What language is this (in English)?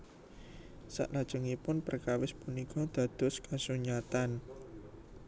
Javanese